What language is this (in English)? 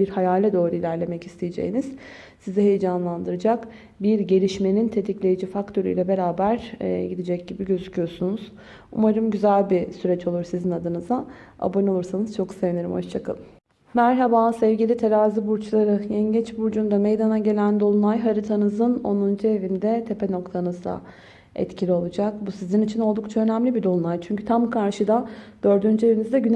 Turkish